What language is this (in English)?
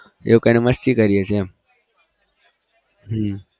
Gujarati